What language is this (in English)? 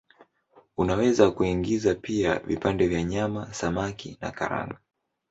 Swahili